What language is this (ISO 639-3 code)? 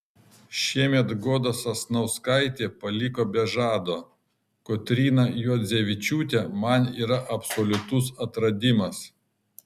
lit